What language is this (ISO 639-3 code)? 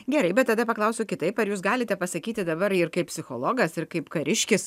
lit